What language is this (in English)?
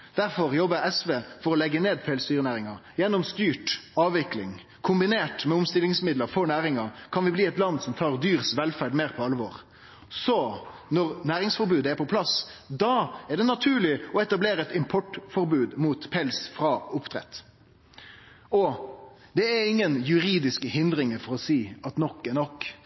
Norwegian Nynorsk